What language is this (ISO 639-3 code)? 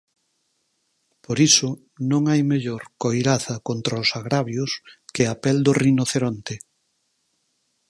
glg